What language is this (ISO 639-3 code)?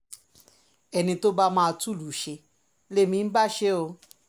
yor